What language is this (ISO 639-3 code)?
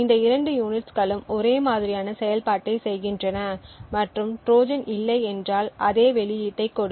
tam